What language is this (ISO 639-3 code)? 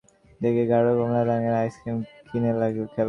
ben